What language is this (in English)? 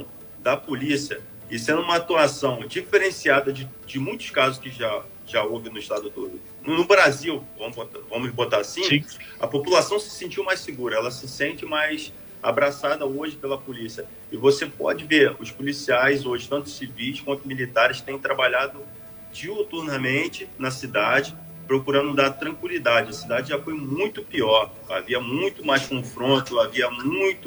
Portuguese